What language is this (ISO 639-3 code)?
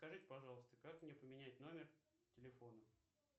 rus